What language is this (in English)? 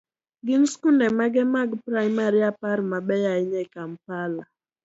Luo (Kenya and Tanzania)